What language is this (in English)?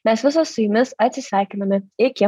Lithuanian